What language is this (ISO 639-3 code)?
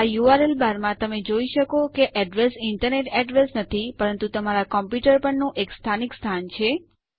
guj